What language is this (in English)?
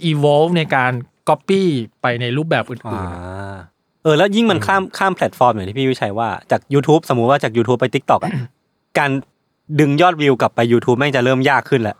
Thai